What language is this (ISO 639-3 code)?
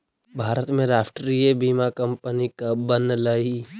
mag